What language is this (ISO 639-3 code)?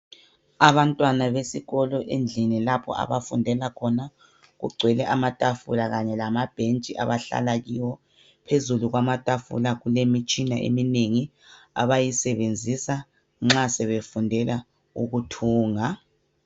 nde